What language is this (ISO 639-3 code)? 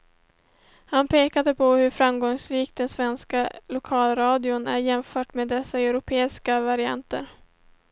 swe